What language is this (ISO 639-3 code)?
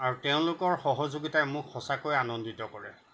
asm